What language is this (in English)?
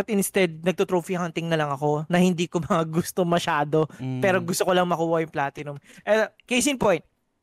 Filipino